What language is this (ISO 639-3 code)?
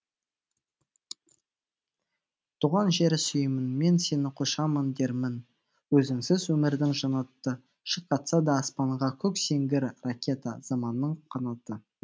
kaz